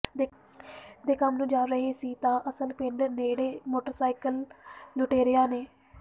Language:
Punjabi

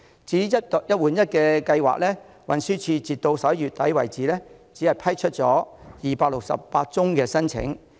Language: Cantonese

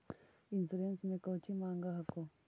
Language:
Magahi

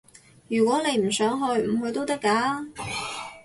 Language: Cantonese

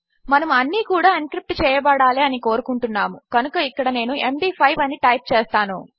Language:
Telugu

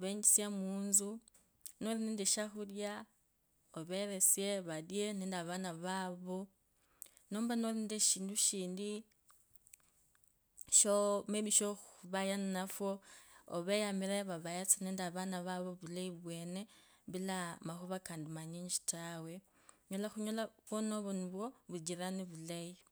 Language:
Kabras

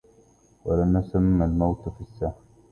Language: Arabic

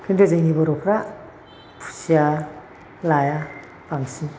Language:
Bodo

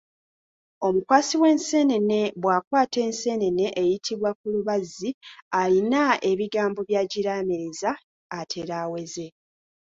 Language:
Ganda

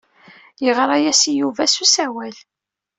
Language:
Kabyle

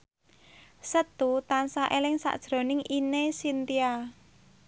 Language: Javanese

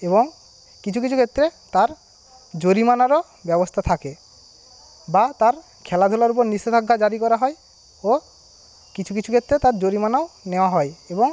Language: Bangla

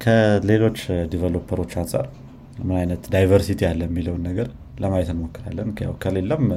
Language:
Amharic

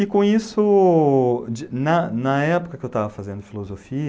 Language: Portuguese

